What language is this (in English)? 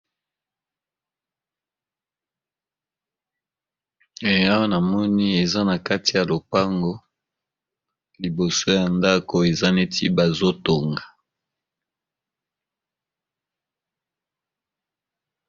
Lingala